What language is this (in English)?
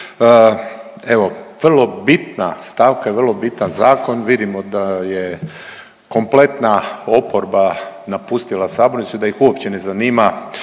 Croatian